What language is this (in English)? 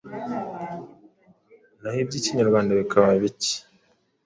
Kinyarwanda